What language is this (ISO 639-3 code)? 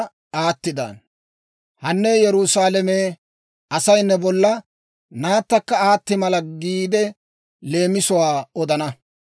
dwr